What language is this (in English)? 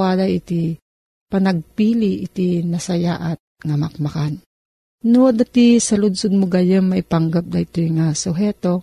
Filipino